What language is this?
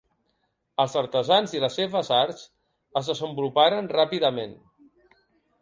Catalan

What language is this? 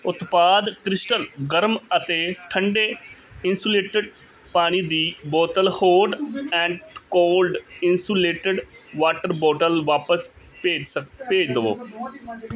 Punjabi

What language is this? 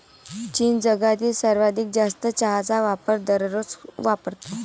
Marathi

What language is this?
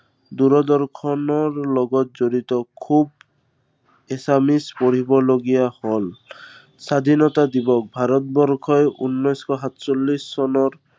Assamese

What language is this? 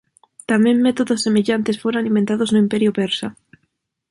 Galician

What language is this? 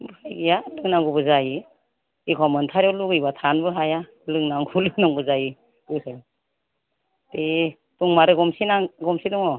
Bodo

